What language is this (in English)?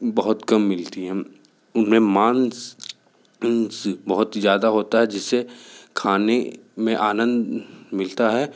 Hindi